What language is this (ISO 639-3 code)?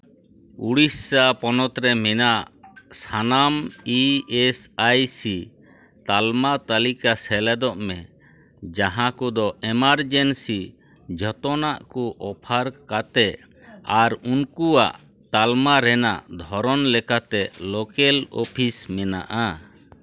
sat